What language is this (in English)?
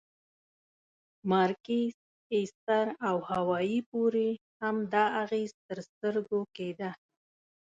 Pashto